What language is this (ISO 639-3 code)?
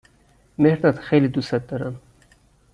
fas